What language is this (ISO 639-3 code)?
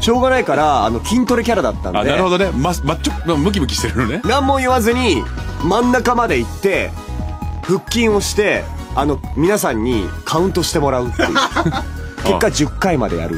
jpn